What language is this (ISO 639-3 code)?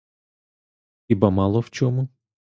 ukr